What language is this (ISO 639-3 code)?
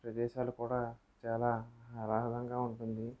tel